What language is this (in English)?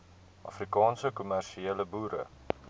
Afrikaans